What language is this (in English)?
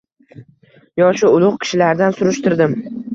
Uzbek